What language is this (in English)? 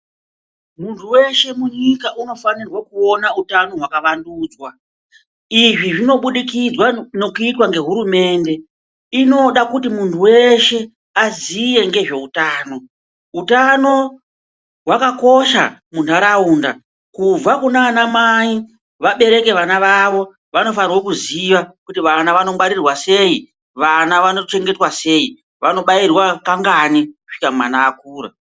Ndau